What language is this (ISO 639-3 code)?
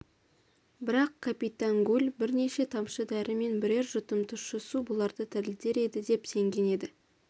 kaz